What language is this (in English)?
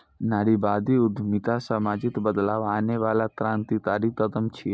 Maithili